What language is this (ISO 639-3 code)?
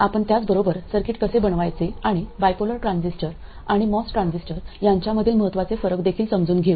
mar